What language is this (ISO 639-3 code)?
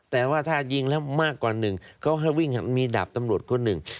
tha